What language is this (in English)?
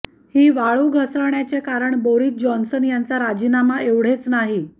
Marathi